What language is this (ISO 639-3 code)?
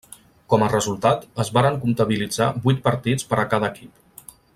cat